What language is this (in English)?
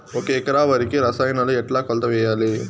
Telugu